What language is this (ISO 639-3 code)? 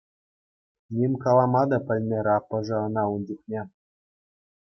chv